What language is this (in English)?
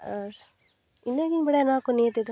Santali